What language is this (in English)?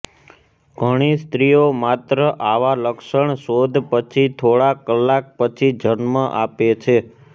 Gujarati